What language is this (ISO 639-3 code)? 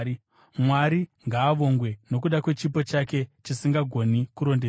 sna